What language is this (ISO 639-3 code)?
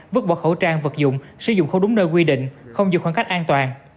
vie